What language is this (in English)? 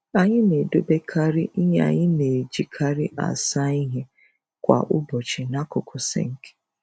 Igbo